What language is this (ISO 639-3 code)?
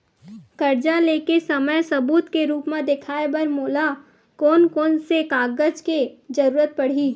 hne